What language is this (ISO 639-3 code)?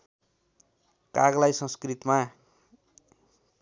nep